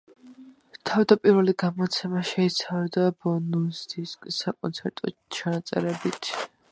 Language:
Georgian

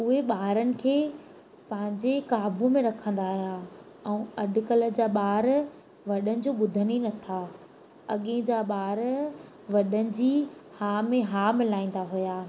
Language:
Sindhi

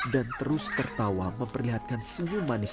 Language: Indonesian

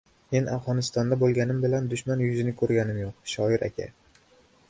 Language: Uzbek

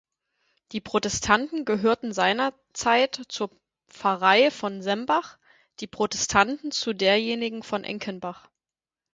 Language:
German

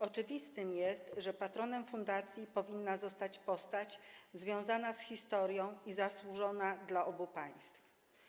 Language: Polish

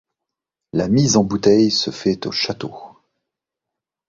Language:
French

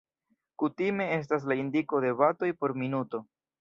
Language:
Esperanto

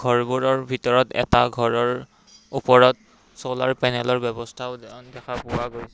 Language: Assamese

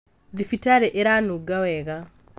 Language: Kikuyu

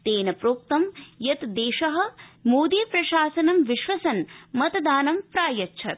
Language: Sanskrit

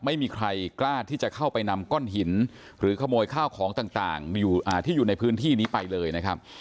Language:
Thai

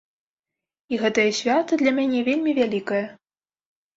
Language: Belarusian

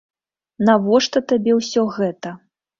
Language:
Belarusian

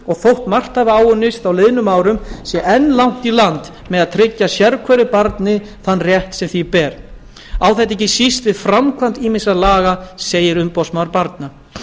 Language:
Icelandic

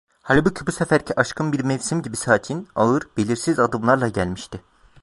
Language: Turkish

